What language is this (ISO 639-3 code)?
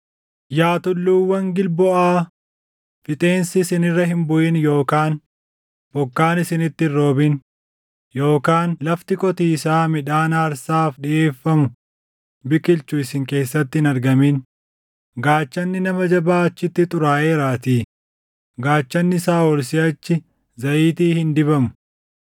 orm